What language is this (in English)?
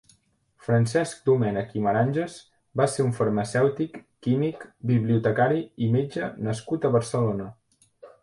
Catalan